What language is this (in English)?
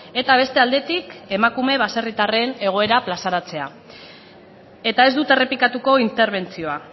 Basque